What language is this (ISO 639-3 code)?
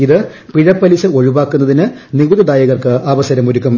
mal